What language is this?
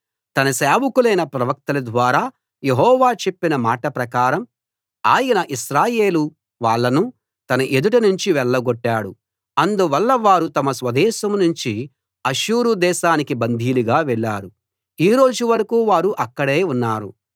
Telugu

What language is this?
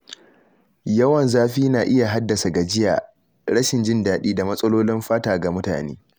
Hausa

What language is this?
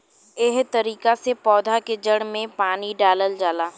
Bhojpuri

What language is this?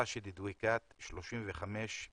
Hebrew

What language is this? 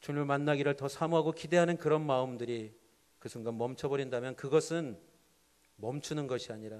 Korean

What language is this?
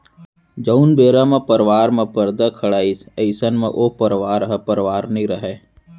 Chhattisgarhi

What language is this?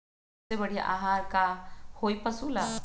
Magahi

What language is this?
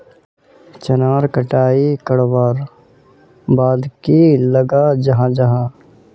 Magahi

